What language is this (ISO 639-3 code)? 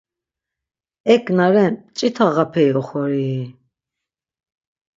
lzz